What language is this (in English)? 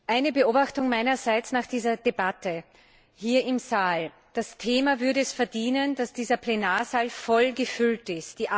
German